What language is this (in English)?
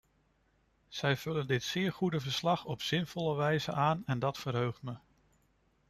Dutch